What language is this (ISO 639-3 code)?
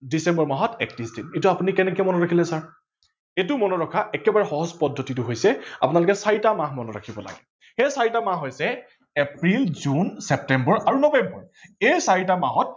asm